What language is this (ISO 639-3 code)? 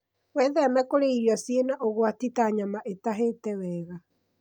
kik